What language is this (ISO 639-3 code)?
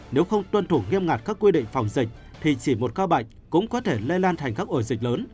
vie